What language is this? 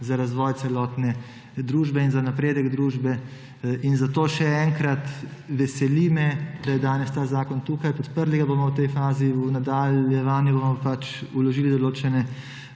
Slovenian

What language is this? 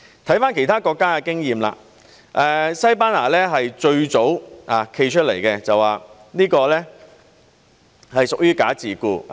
Cantonese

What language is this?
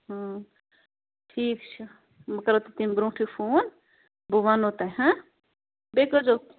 Kashmiri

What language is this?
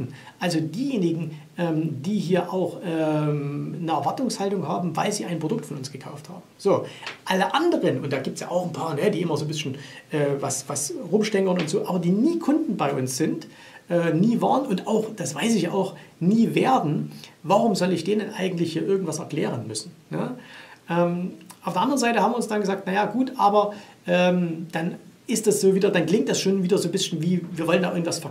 German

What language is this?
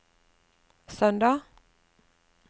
Norwegian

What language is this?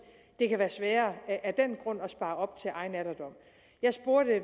Danish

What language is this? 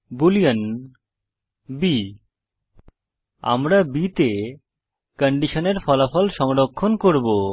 Bangla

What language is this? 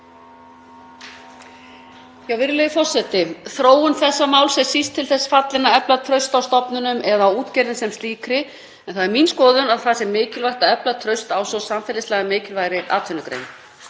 Icelandic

